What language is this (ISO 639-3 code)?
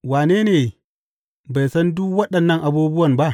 hau